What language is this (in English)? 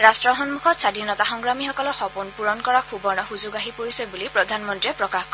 Assamese